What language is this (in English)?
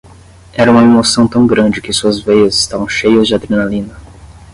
Portuguese